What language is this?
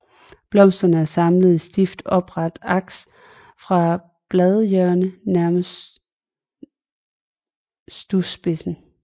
Danish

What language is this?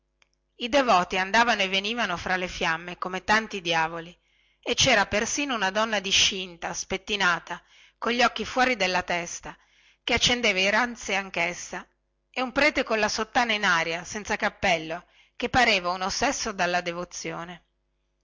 Italian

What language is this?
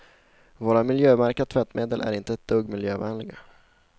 Swedish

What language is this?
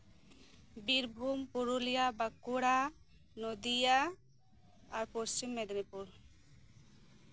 Santali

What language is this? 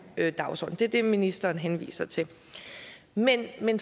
Danish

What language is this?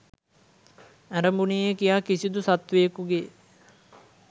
Sinhala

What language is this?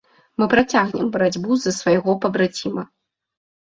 Belarusian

